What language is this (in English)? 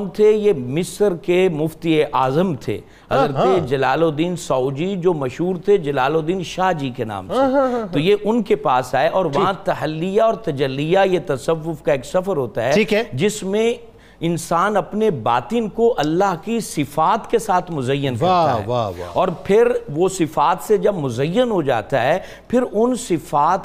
Urdu